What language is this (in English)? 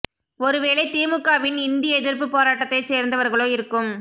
Tamil